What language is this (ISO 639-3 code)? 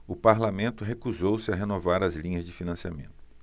por